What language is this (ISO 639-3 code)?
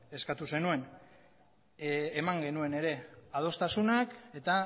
eus